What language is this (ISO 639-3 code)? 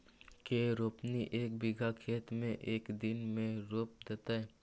mag